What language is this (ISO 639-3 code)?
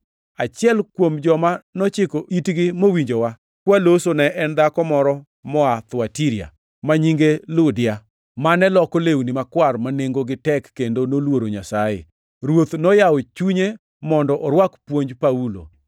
luo